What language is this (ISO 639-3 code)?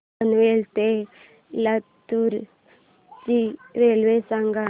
mar